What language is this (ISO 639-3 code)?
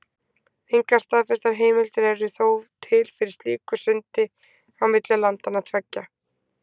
isl